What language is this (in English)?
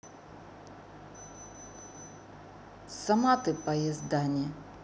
Russian